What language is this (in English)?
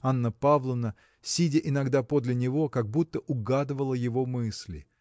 Russian